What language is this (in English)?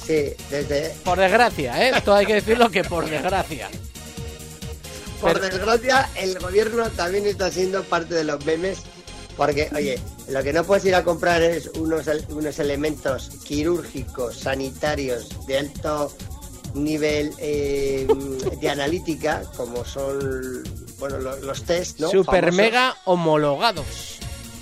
Spanish